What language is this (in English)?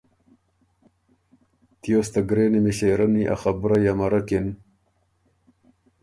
Ormuri